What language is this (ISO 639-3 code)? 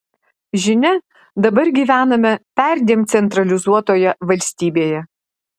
lit